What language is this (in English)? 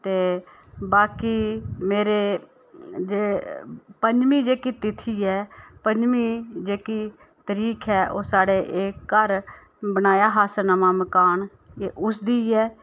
Dogri